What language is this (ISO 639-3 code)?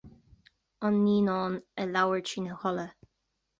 gle